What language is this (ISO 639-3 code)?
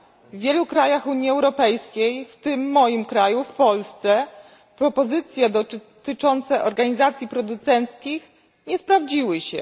pol